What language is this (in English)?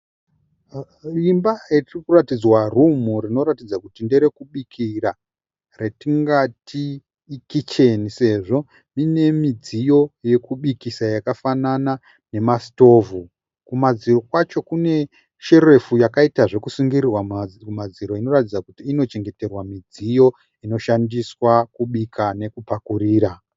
Shona